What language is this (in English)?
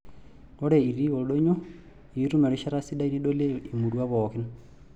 Masai